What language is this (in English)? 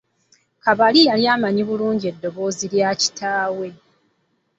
Ganda